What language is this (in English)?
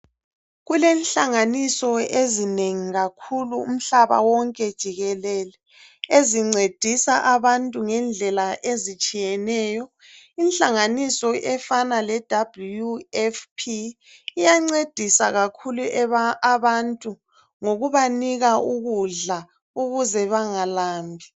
North Ndebele